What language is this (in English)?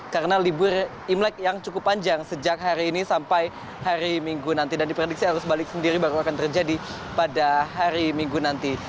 Indonesian